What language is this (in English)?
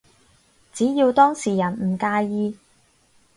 Cantonese